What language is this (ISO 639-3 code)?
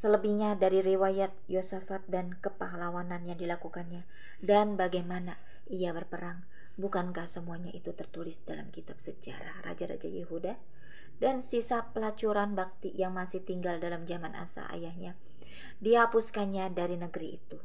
ind